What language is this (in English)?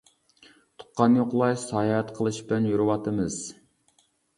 Uyghur